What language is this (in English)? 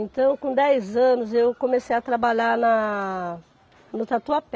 Portuguese